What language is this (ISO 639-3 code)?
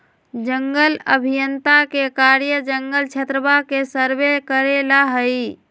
mag